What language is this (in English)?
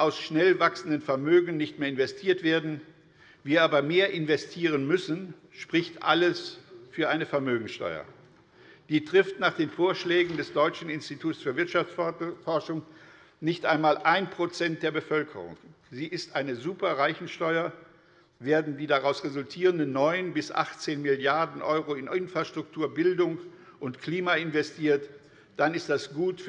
German